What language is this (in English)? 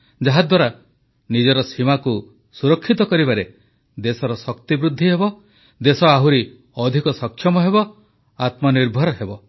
Odia